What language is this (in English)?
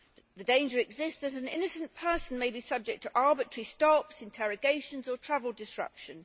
English